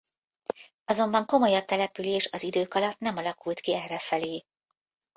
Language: Hungarian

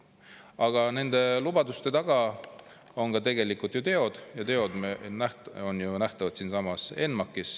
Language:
Estonian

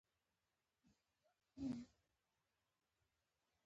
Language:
Pashto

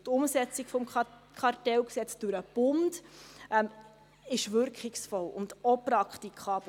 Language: Swiss German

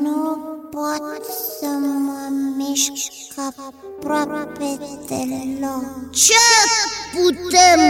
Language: Romanian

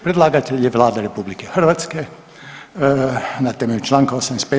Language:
Croatian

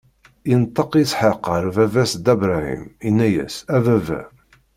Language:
Kabyle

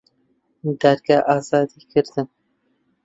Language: Central Kurdish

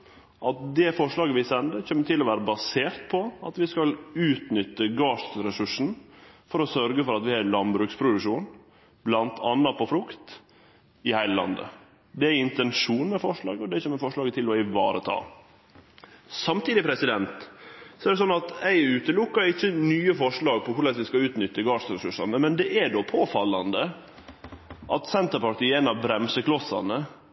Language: Norwegian Nynorsk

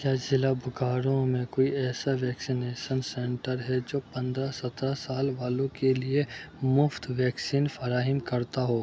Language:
Urdu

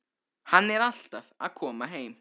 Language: Icelandic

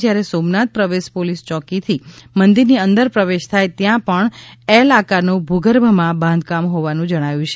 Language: Gujarati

